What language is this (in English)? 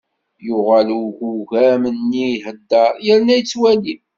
Kabyle